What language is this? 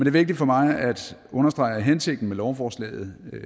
Danish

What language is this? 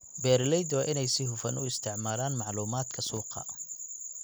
Somali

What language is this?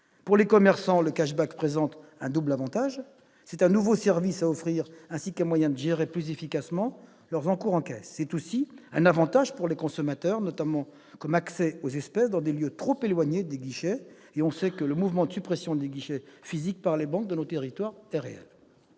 French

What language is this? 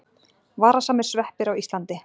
Icelandic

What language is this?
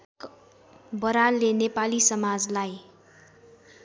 Nepali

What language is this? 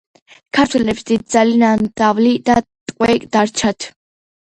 Georgian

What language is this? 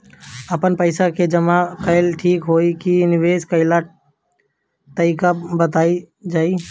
Bhojpuri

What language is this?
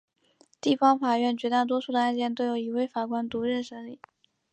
Chinese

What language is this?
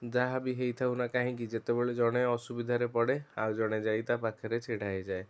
Odia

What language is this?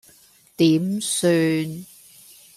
Cantonese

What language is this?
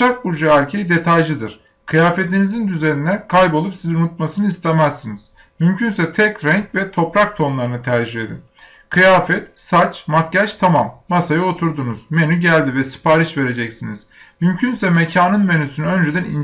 Turkish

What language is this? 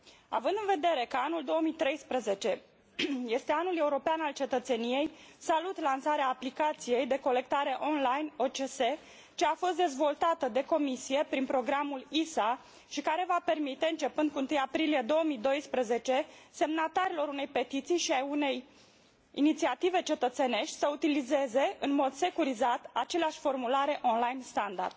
Romanian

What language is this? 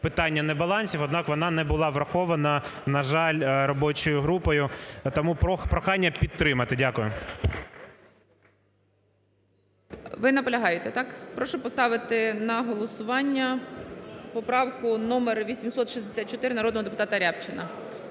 Ukrainian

